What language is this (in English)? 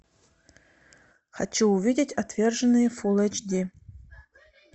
Russian